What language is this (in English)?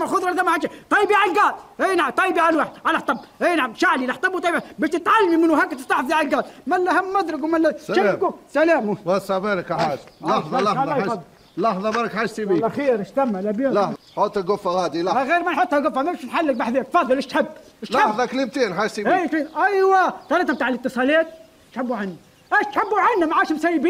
Arabic